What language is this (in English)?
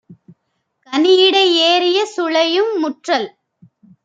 Tamil